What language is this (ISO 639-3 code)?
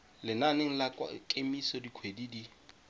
tsn